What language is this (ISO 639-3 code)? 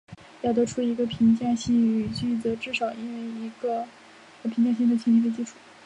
zho